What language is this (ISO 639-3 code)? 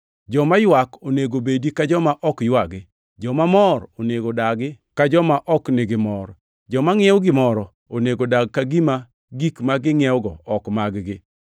luo